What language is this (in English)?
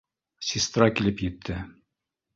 Bashkir